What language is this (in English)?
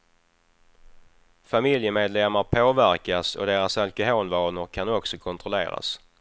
Swedish